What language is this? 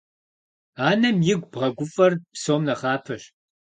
Kabardian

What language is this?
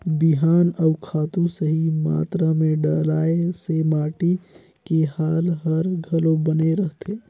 Chhattisgarhi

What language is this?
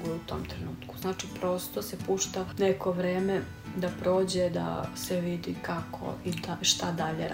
Croatian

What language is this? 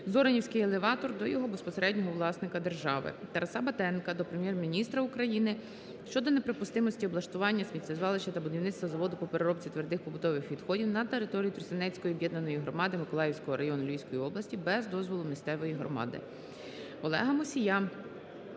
Ukrainian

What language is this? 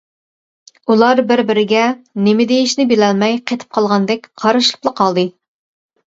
Uyghur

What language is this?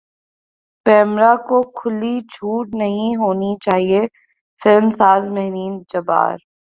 Urdu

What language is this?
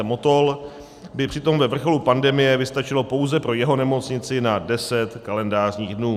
Czech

